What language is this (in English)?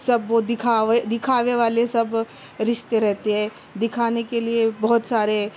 Urdu